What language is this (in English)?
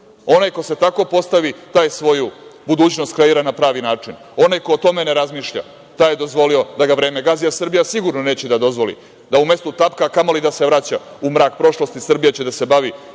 Serbian